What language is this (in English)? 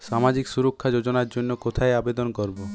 Bangla